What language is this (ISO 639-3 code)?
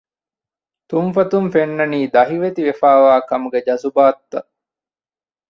div